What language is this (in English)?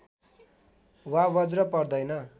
Nepali